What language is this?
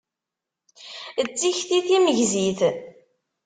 Kabyle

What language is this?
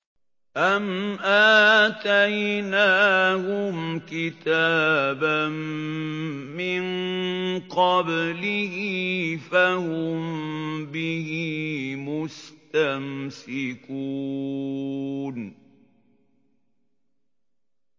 Arabic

